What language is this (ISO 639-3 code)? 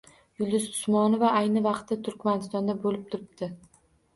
uzb